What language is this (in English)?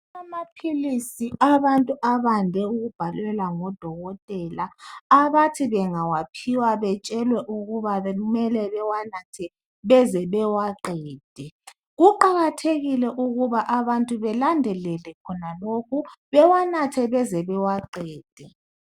North Ndebele